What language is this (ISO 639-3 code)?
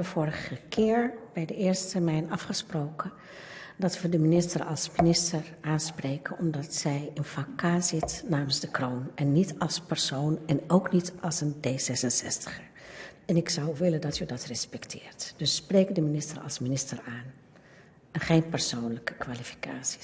nld